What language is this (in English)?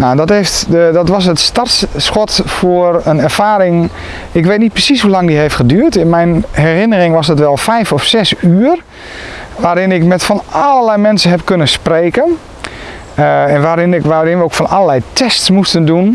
Dutch